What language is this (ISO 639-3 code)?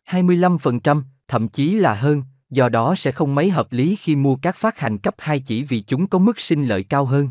vie